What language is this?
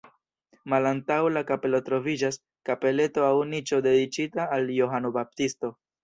Esperanto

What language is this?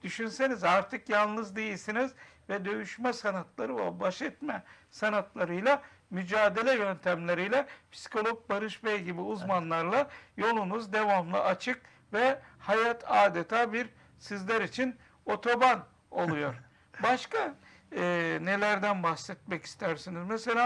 Turkish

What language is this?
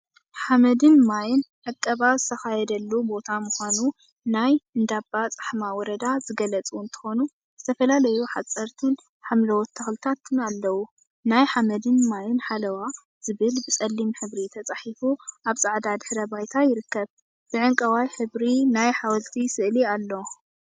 Tigrinya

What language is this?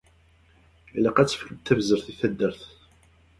Kabyle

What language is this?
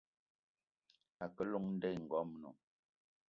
Eton (Cameroon)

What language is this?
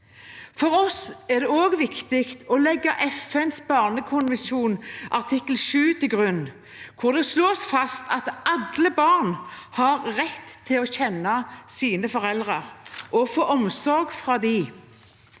Norwegian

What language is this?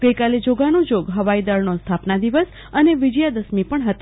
Gujarati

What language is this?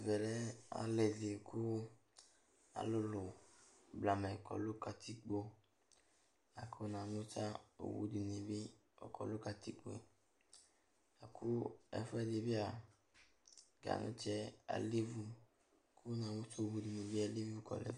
Ikposo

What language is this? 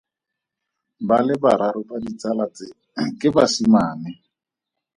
Tswana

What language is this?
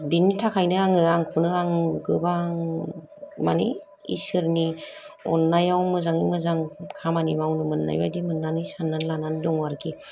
Bodo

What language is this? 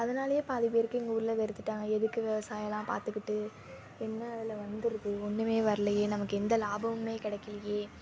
Tamil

